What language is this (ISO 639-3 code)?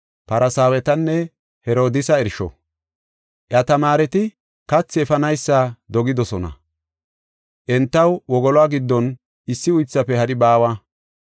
gof